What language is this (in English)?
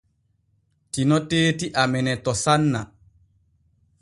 Borgu Fulfulde